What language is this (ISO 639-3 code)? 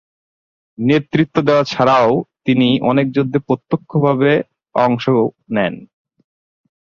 ben